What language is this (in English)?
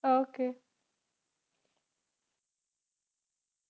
Punjabi